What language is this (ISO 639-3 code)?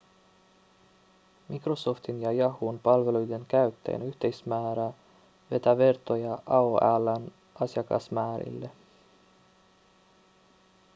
fin